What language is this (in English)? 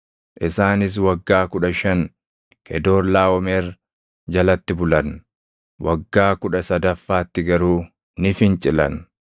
Oromo